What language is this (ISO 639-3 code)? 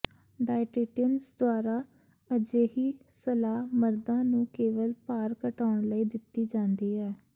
pan